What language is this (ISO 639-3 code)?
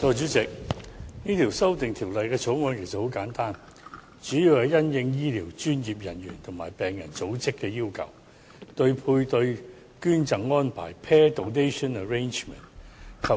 yue